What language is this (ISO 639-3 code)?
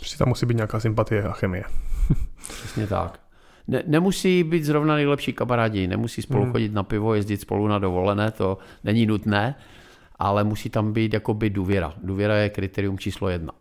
ces